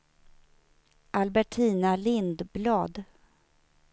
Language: Swedish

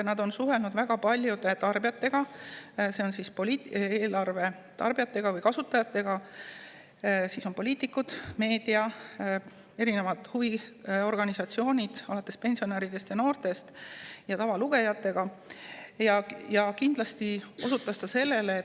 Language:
Estonian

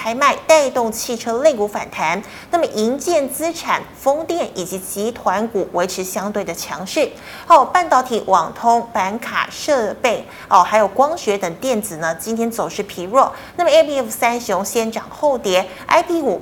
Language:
Chinese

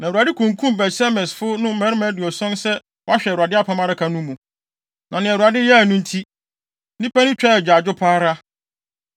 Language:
Akan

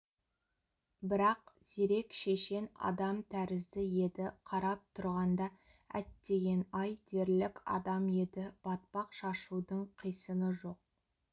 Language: Kazakh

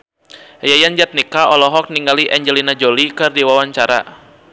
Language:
Sundanese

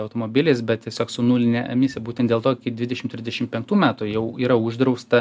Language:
Lithuanian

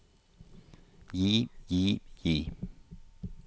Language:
Norwegian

